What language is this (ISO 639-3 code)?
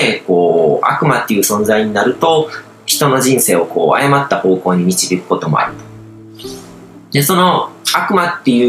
jpn